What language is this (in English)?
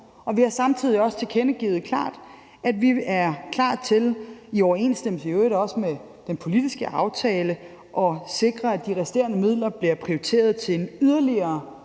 Danish